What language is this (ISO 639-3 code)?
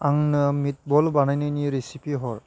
brx